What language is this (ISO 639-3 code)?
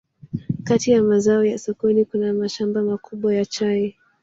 swa